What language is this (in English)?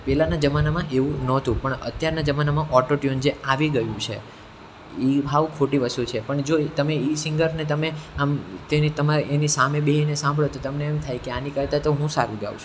Gujarati